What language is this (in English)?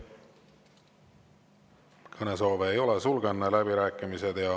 Estonian